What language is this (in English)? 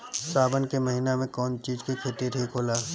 Bhojpuri